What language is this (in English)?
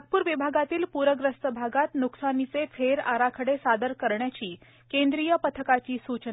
Marathi